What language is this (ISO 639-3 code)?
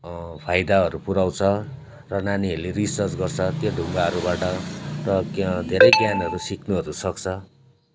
nep